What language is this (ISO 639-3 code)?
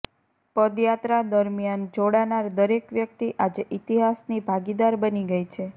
guj